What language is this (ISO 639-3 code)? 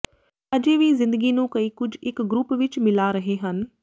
pan